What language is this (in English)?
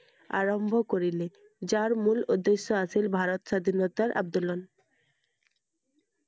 Assamese